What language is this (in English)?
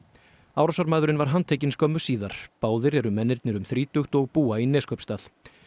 Icelandic